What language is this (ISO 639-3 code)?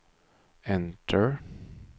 swe